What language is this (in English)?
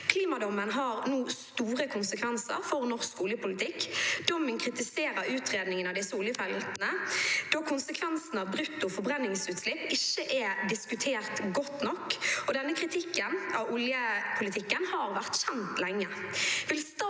Norwegian